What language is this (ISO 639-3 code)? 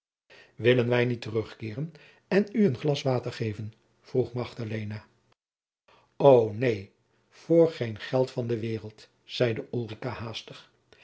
nld